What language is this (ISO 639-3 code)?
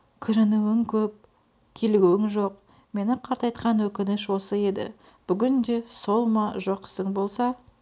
kaz